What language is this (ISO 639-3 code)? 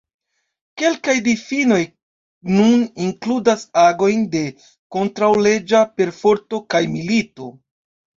epo